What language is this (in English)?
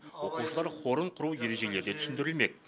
Kazakh